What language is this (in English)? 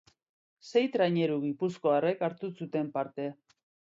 Basque